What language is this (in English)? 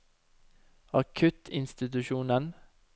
Norwegian